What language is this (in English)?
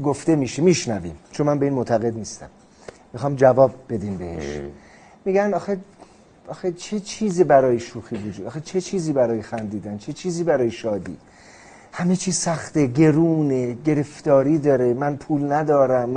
Persian